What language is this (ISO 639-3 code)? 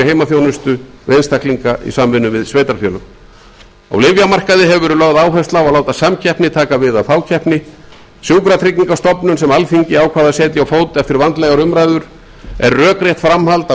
isl